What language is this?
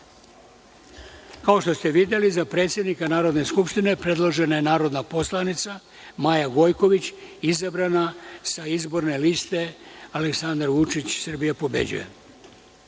Serbian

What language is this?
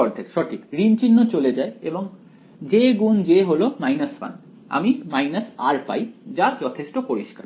Bangla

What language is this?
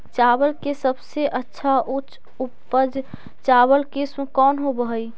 Magahi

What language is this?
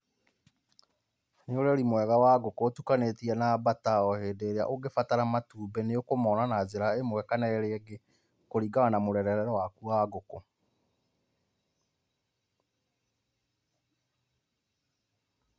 Kikuyu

